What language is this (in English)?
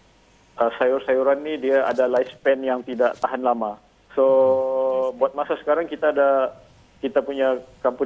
Malay